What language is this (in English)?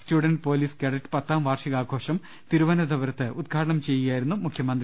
Malayalam